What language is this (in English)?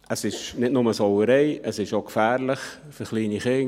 Swiss German